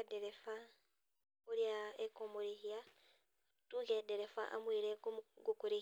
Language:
Kikuyu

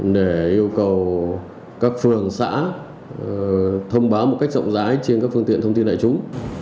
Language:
Vietnamese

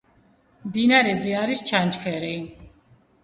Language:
Georgian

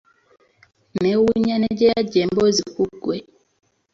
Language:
Ganda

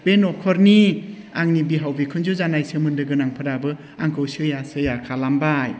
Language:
Bodo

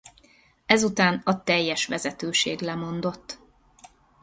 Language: Hungarian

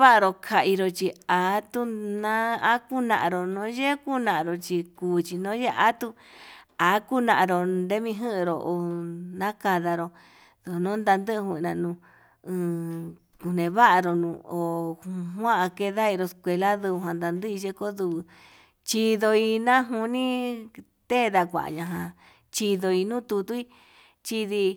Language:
Yutanduchi Mixtec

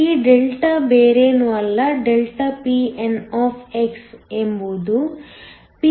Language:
Kannada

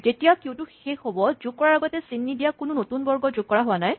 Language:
Assamese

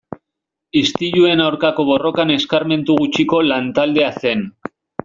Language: Basque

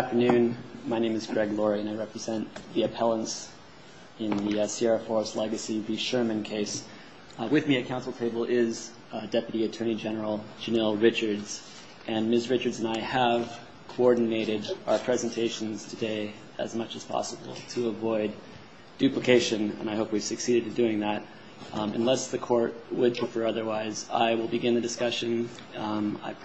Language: English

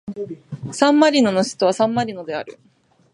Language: Japanese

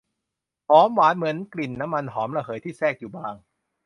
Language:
Thai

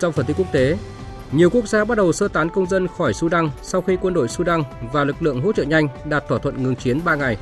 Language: Vietnamese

